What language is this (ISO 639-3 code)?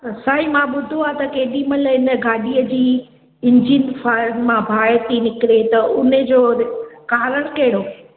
snd